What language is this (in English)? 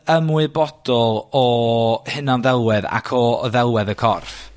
Welsh